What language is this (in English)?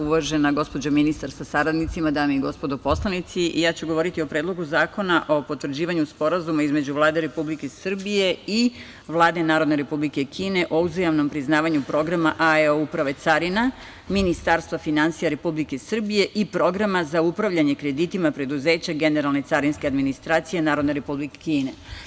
Serbian